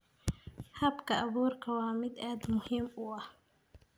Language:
Somali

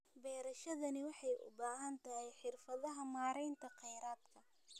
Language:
Somali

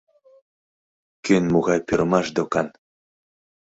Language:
Mari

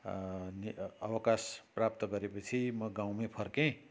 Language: Nepali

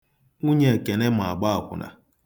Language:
Igbo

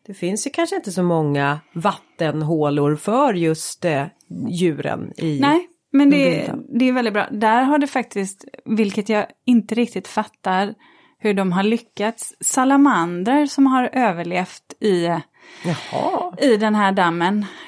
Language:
Swedish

